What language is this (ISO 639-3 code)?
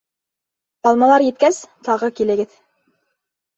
bak